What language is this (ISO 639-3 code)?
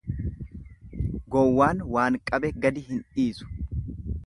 orm